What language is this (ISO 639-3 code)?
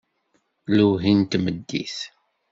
kab